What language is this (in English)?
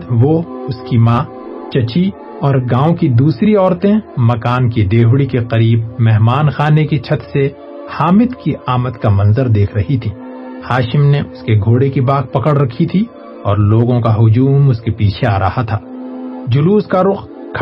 Urdu